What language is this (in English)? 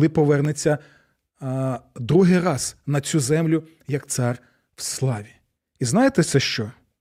Ukrainian